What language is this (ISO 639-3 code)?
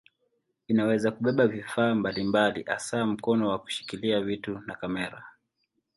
swa